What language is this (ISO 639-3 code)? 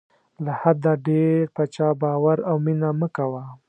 pus